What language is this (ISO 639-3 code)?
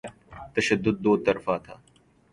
urd